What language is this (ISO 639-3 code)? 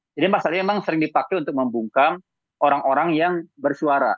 ind